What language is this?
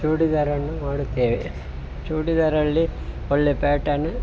Kannada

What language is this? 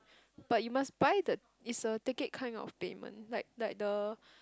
English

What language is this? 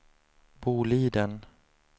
Swedish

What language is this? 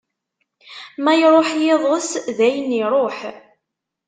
Kabyle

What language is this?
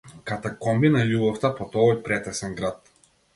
Macedonian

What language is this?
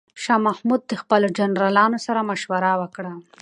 Pashto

